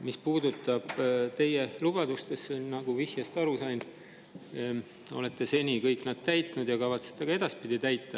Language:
Estonian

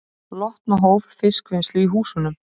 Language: Icelandic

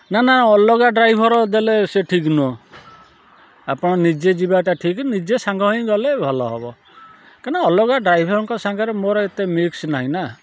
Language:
Odia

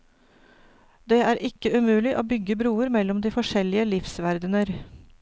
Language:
Norwegian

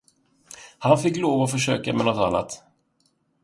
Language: Swedish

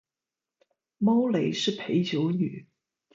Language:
Chinese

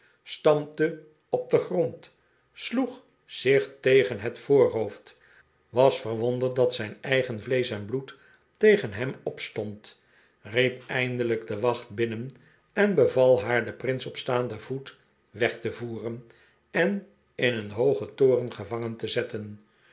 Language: Dutch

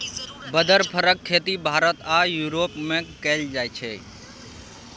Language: Maithili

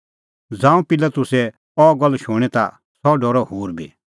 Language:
Kullu Pahari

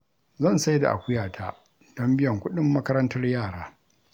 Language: Hausa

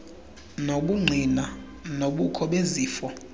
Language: Xhosa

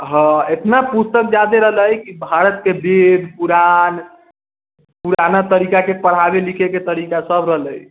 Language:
Maithili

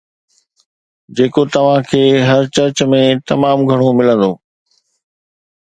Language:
Sindhi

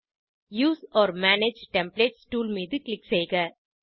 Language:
Tamil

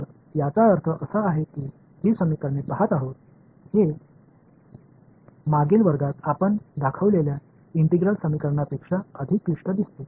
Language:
Marathi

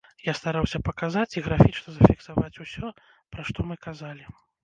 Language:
Belarusian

